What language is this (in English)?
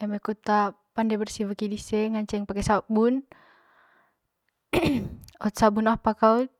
Manggarai